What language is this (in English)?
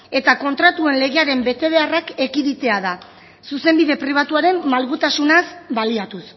Basque